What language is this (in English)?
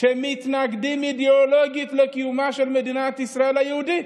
Hebrew